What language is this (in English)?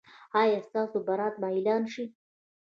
Pashto